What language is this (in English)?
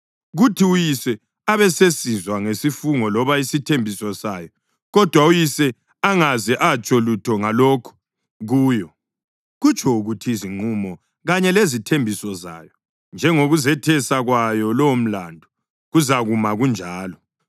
North Ndebele